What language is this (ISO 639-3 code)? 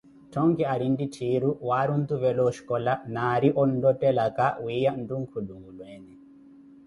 eko